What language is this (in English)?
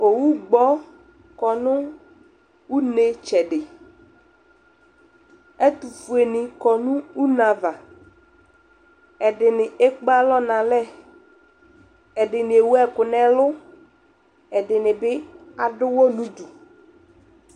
Ikposo